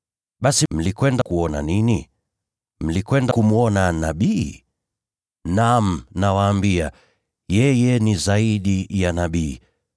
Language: Swahili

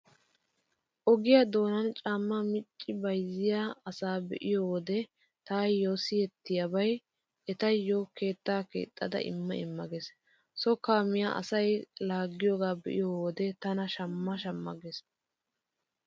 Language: Wolaytta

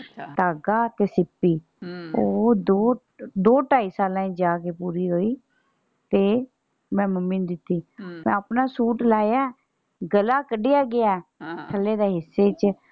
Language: Punjabi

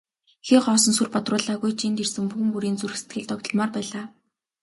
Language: Mongolian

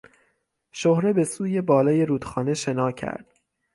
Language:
Persian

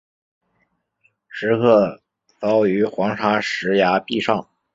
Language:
Chinese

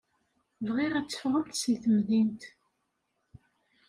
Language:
Kabyle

